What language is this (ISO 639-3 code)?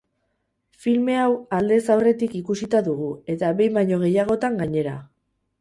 eus